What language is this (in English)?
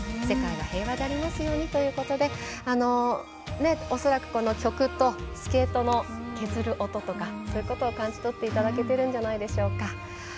Japanese